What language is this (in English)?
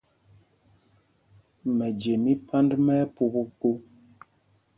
Mpumpong